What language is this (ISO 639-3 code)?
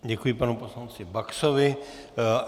ces